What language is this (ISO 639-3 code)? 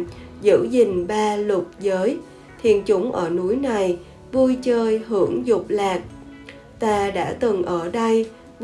vie